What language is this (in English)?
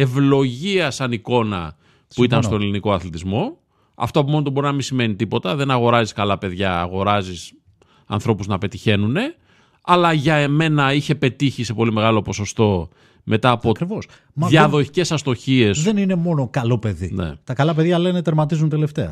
Greek